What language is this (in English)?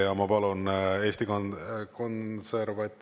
Estonian